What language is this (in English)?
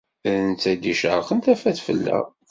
Kabyle